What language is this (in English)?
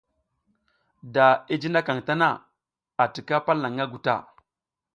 South Giziga